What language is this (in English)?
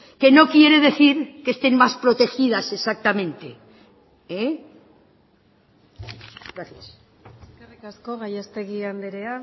Spanish